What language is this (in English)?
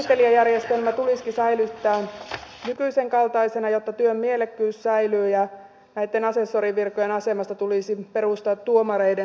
Finnish